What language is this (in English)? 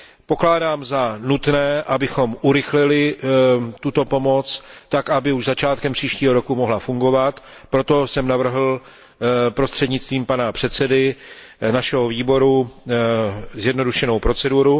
Czech